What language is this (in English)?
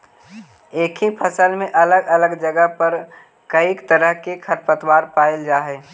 Magahi